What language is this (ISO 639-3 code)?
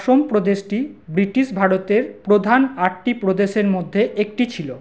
ben